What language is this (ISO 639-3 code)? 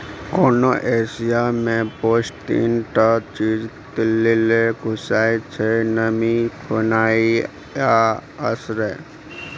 mai